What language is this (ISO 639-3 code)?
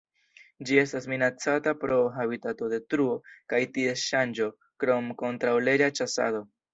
epo